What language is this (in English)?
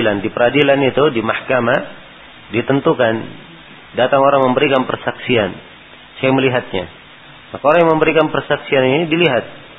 Malay